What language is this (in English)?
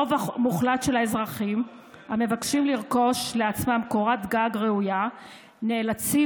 Hebrew